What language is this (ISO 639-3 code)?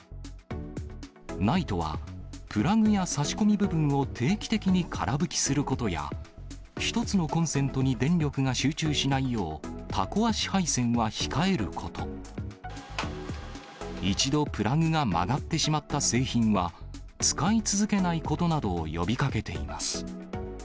jpn